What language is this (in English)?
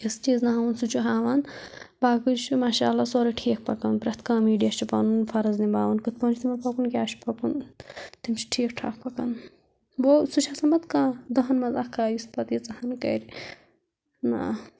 Kashmiri